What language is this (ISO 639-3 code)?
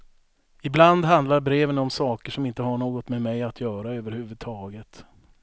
swe